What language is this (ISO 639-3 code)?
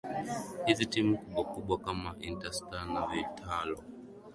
swa